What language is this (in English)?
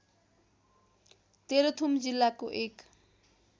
Nepali